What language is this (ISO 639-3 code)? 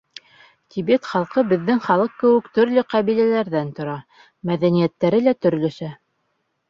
bak